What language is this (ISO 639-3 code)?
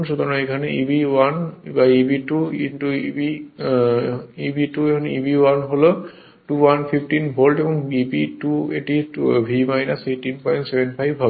ben